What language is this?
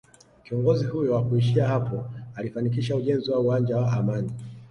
Swahili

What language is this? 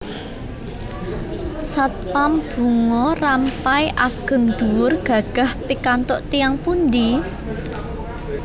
Javanese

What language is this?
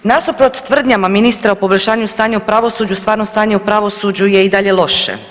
Croatian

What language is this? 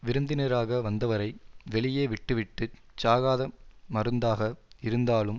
Tamil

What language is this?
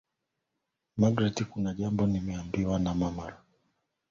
Swahili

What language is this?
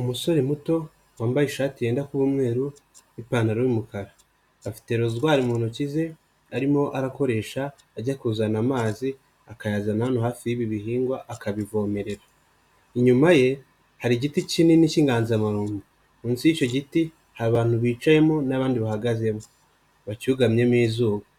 Kinyarwanda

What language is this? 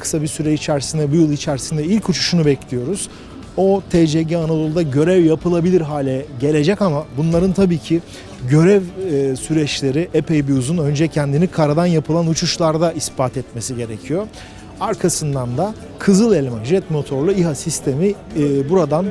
Turkish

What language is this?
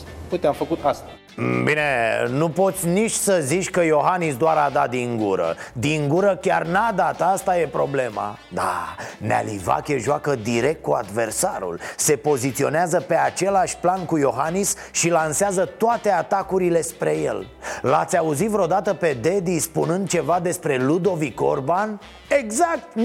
Romanian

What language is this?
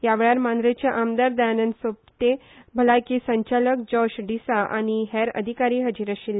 Konkani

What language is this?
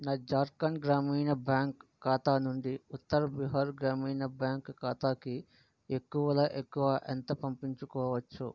Telugu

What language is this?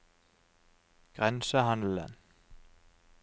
Norwegian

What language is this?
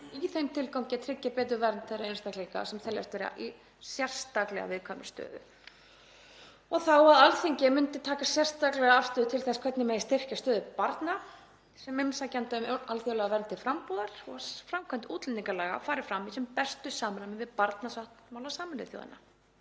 Icelandic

